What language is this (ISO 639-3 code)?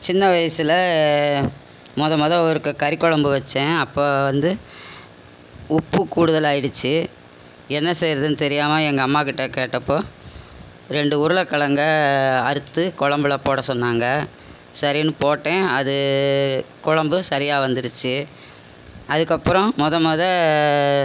tam